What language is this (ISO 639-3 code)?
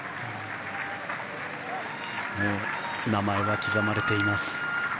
jpn